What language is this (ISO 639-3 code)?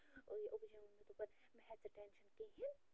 kas